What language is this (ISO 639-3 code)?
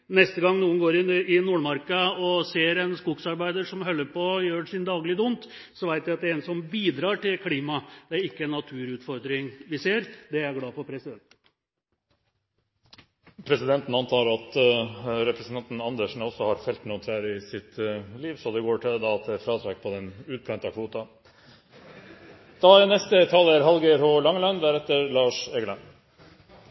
nor